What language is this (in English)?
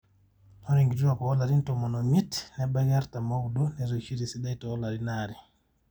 Masai